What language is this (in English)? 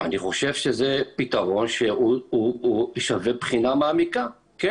Hebrew